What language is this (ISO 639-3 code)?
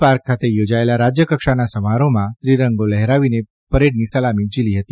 guj